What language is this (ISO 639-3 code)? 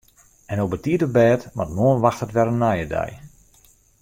fry